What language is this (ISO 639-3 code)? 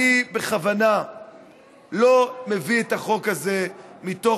heb